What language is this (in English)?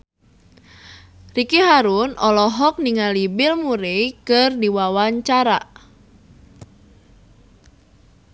Sundanese